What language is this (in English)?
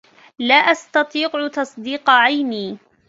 Arabic